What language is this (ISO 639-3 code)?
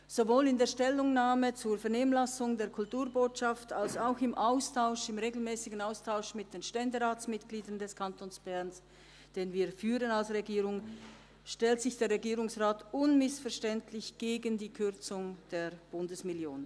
gsw